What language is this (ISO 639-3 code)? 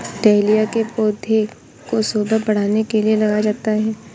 hin